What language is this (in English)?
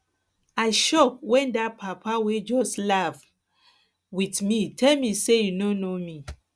Nigerian Pidgin